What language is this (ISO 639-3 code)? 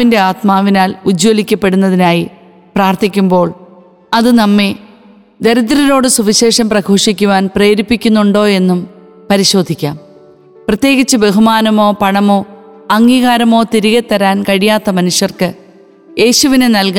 mal